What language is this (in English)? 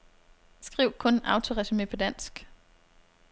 Danish